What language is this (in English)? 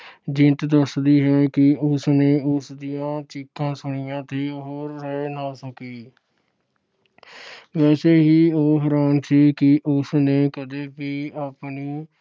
Punjabi